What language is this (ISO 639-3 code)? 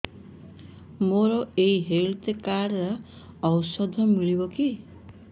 ori